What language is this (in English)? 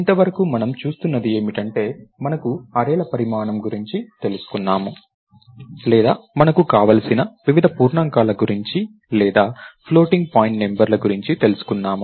Telugu